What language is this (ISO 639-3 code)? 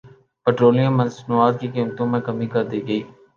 urd